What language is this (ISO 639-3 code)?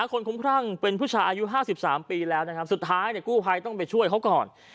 tha